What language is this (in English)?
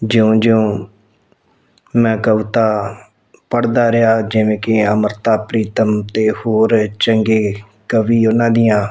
Punjabi